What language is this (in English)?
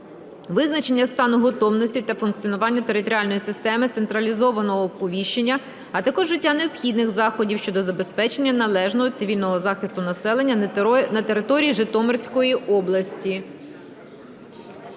Ukrainian